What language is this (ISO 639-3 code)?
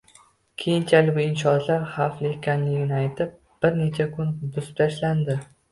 uzb